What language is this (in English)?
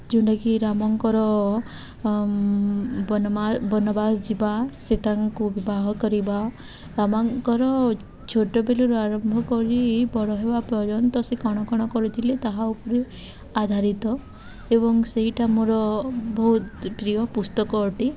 Odia